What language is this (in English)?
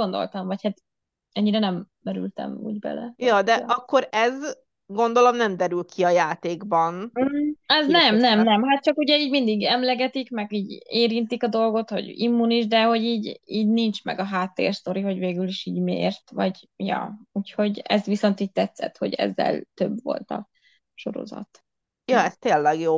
Hungarian